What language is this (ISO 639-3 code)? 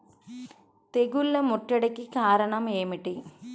tel